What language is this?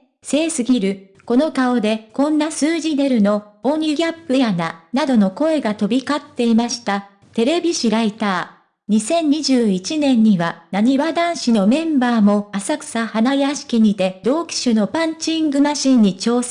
Japanese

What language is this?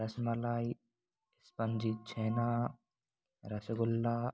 Hindi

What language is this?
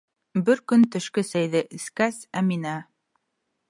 Bashkir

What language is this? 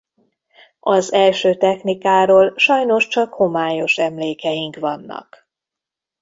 Hungarian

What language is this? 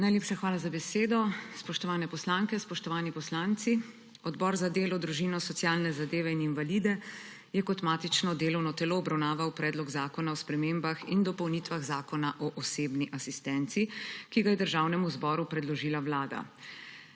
Slovenian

